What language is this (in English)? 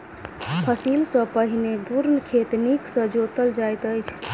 Maithili